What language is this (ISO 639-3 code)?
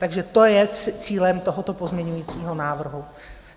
ces